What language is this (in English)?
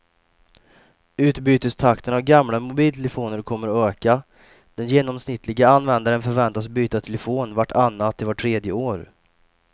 Swedish